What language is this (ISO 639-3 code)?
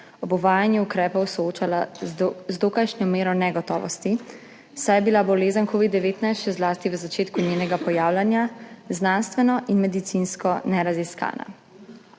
slv